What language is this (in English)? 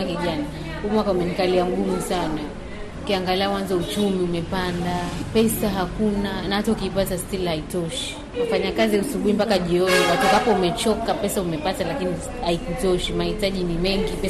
Swahili